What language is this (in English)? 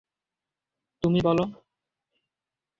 Bangla